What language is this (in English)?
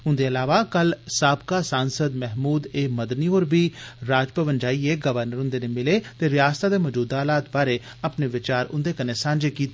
Dogri